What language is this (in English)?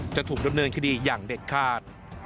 Thai